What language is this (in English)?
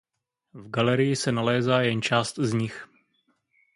Czech